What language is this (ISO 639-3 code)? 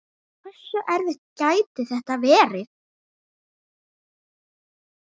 isl